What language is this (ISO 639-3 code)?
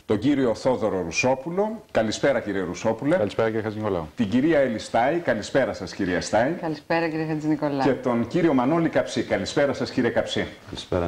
ell